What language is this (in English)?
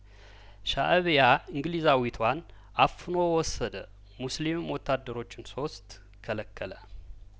Amharic